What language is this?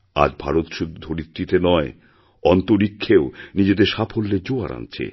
Bangla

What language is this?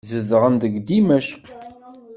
Kabyle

